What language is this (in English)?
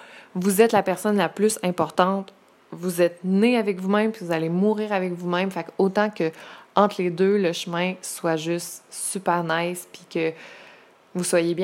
French